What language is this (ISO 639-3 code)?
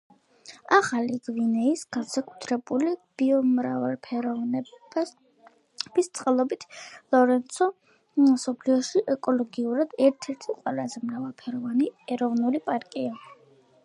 kat